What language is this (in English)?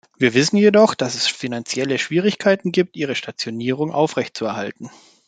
German